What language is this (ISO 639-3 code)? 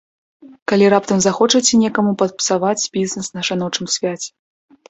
bel